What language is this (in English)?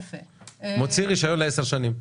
Hebrew